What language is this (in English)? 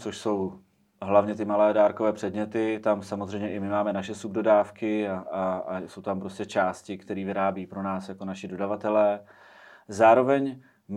Czech